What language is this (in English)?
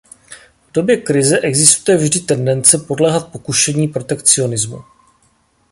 Czech